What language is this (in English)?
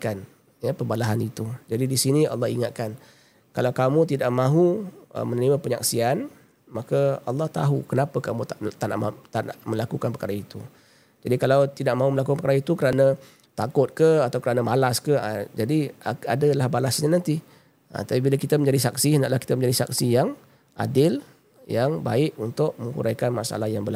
Malay